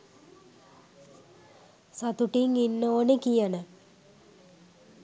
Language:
Sinhala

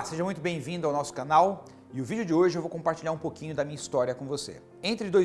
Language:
Portuguese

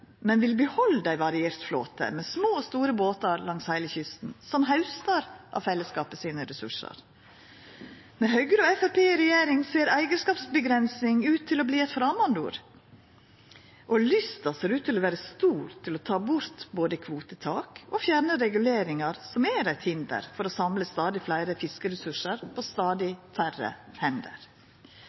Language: Norwegian Nynorsk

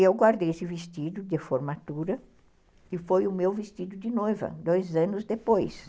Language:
Portuguese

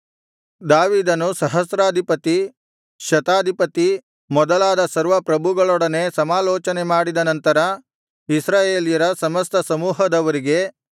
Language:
Kannada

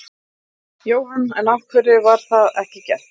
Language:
Icelandic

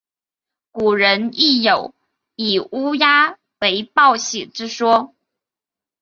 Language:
Chinese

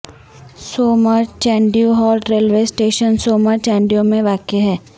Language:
Urdu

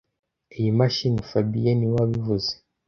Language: Kinyarwanda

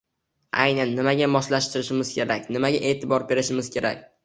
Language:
Uzbek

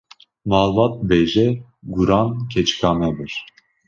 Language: Kurdish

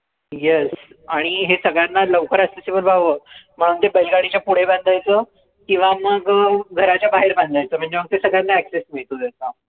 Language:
Marathi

